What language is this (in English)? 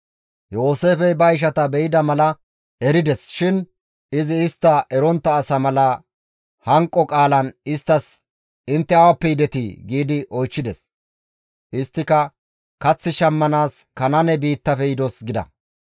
Gamo